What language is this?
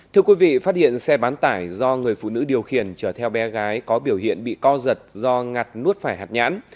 Vietnamese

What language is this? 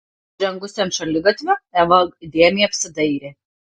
Lithuanian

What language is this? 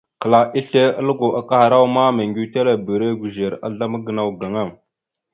Mada (Cameroon)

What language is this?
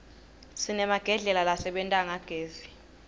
Swati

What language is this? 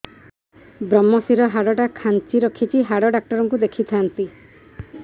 Odia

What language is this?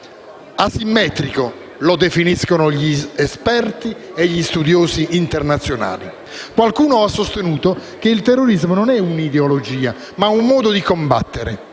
Italian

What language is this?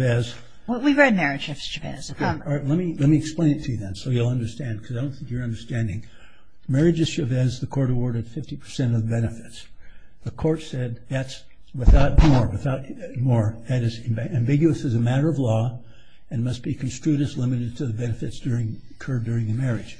English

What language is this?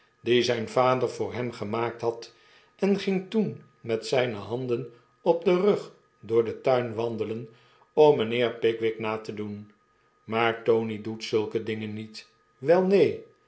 Dutch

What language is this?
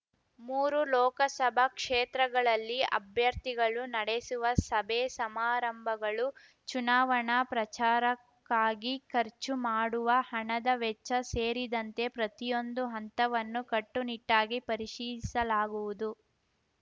Kannada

